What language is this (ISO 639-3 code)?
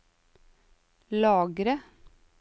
nor